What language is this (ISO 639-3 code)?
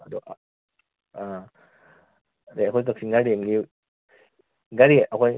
mni